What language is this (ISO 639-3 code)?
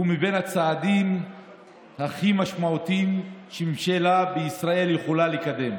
heb